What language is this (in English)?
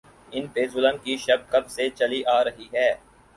Urdu